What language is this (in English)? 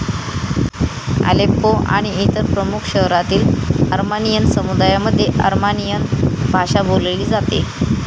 Marathi